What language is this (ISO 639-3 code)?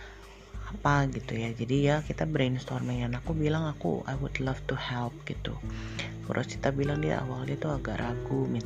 ind